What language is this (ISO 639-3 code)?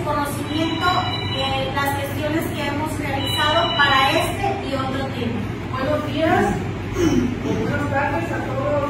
spa